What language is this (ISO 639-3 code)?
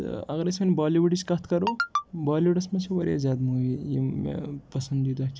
kas